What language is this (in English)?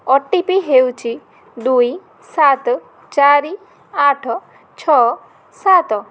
Odia